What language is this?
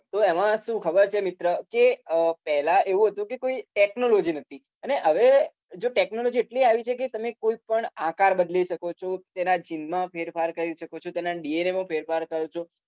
Gujarati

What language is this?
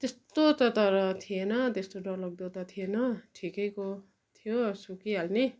Nepali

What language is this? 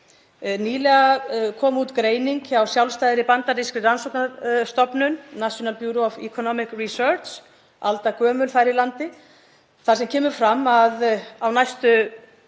Icelandic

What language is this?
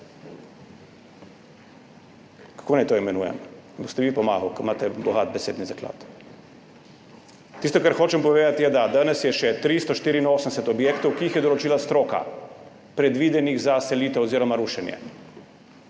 Slovenian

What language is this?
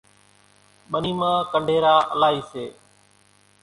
Kachi Koli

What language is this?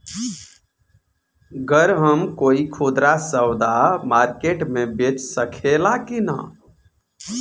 Bhojpuri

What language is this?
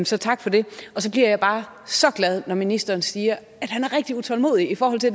Danish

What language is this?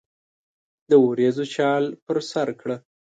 Pashto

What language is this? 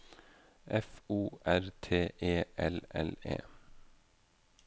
Norwegian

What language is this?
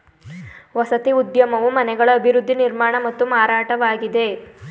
Kannada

